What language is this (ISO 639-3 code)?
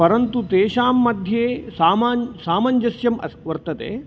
san